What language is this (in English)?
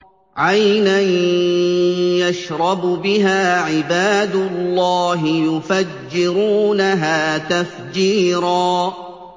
Arabic